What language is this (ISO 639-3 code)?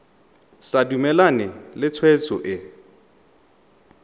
tsn